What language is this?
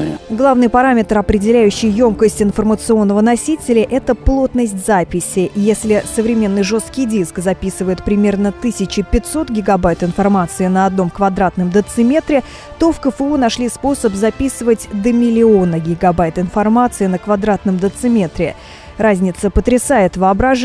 Russian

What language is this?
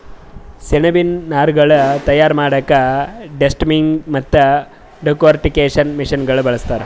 Kannada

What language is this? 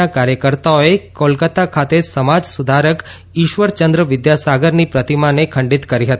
Gujarati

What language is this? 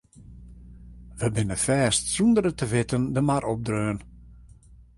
Western Frisian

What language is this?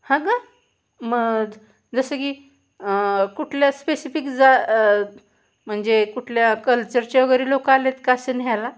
Marathi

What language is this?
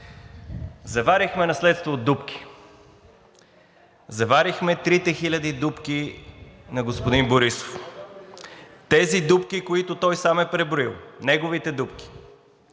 Bulgarian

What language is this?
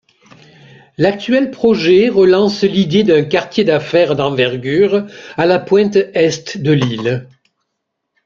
French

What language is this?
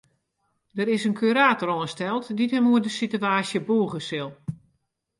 Western Frisian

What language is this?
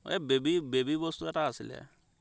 Assamese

